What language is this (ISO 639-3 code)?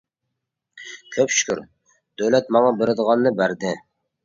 uig